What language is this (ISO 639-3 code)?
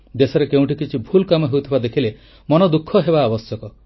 ori